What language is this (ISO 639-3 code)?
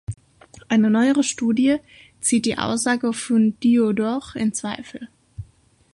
deu